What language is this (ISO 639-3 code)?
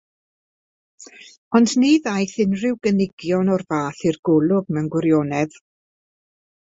cym